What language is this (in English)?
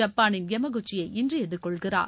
Tamil